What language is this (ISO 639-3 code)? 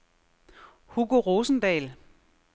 dan